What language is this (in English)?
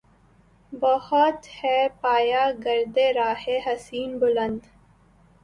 Urdu